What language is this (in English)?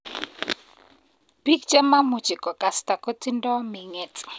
Kalenjin